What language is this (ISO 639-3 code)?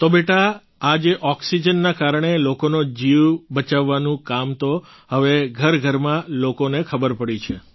guj